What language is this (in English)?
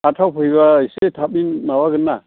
Bodo